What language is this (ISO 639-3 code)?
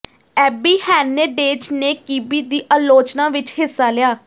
pan